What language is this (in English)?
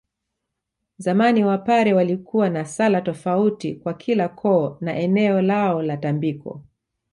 Swahili